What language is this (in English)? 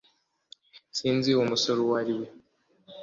Kinyarwanda